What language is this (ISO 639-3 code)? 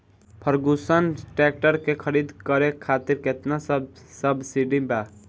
bho